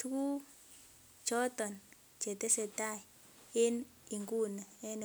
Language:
Kalenjin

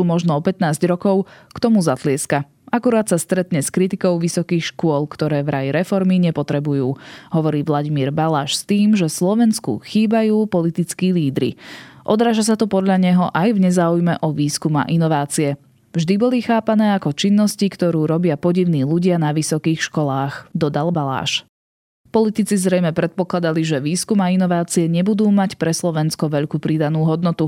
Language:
Slovak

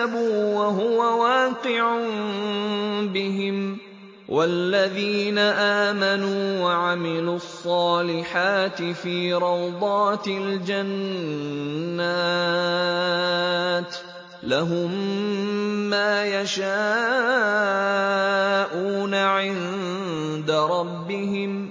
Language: Arabic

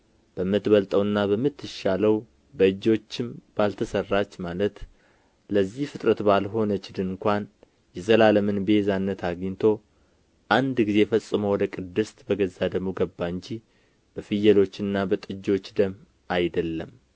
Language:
Amharic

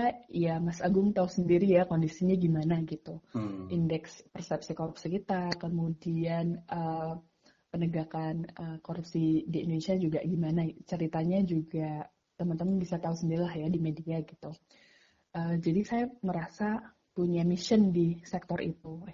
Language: Indonesian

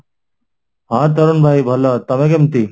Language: Odia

